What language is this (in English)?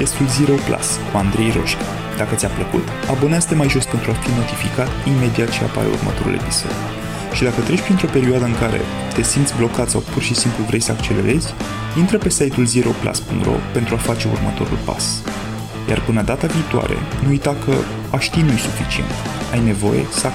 Romanian